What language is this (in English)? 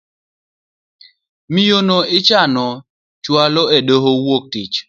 Luo (Kenya and Tanzania)